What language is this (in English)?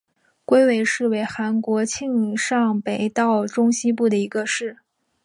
Chinese